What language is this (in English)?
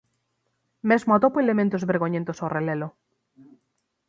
Galician